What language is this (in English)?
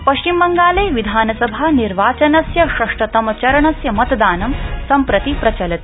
Sanskrit